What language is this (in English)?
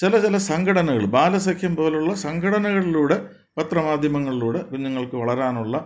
Malayalam